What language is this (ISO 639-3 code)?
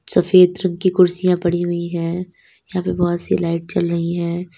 hin